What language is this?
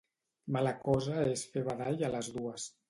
Catalan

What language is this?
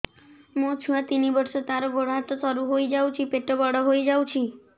Odia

